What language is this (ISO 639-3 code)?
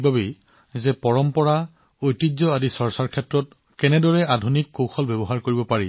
asm